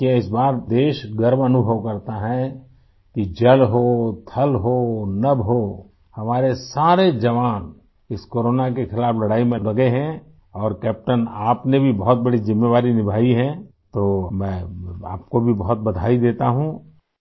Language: Hindi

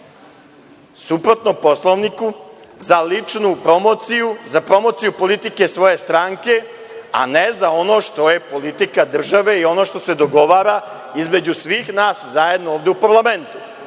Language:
Serbian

